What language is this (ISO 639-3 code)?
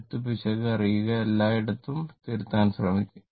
mal